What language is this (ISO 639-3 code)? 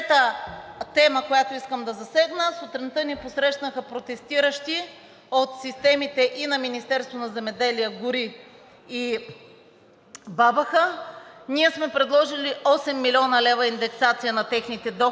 bul